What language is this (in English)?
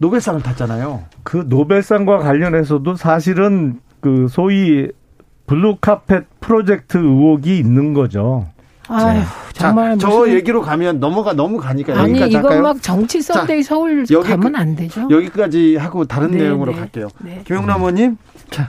Korean